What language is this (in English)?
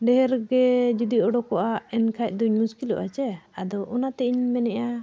Santali